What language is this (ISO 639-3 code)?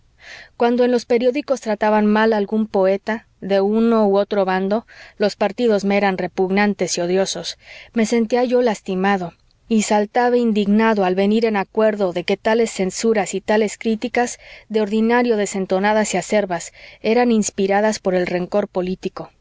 spa